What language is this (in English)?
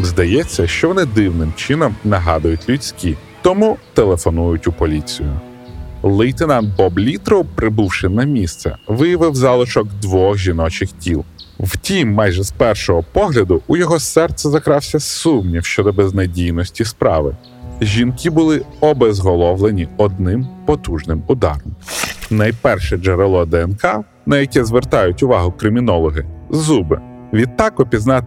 Ukrainian